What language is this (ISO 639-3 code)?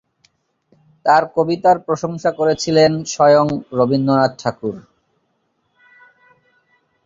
ben